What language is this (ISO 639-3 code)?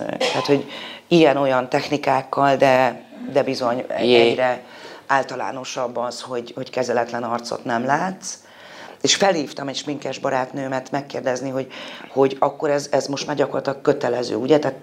hun